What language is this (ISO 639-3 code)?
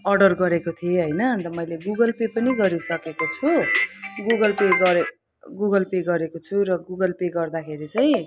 nep